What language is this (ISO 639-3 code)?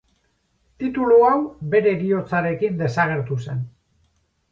eus